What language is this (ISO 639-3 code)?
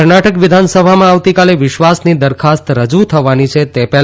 guj